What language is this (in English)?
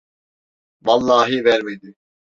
Turkish